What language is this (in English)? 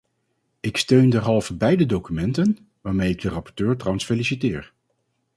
Dutch